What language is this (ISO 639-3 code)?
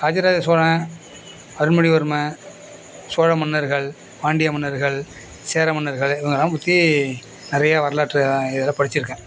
tam